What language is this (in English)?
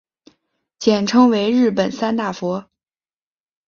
Chinese